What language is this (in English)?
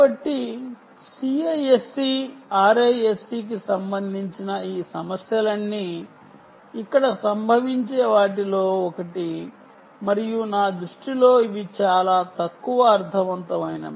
Telugu